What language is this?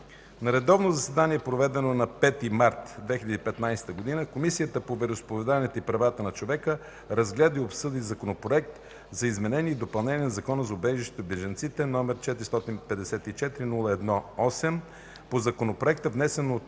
Bulgarian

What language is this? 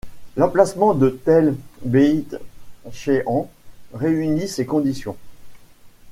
French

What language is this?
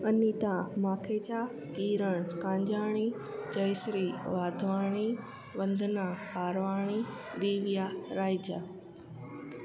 Sindhi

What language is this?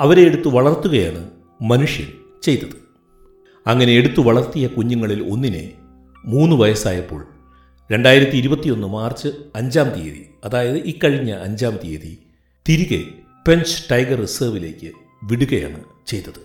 Malayalam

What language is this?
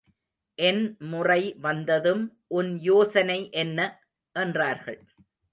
Tamil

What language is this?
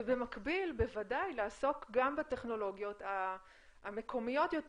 Hebrew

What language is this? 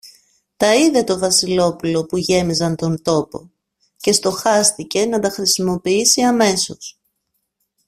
Greek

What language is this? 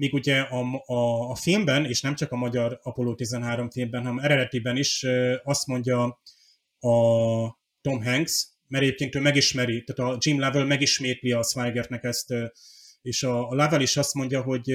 Hungarian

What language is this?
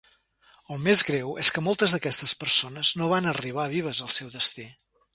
Catalan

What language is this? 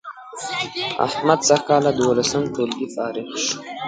Pashto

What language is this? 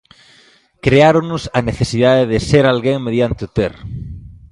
Galician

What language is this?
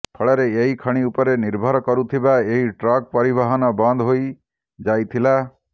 Odia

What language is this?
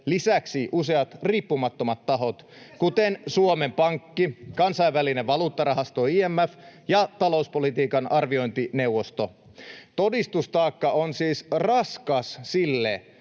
Finnish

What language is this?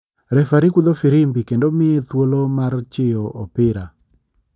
Luo (Kenya and Tanzania)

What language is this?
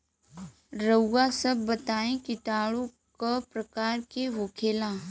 Bhojpuri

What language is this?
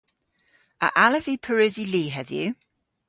Cornish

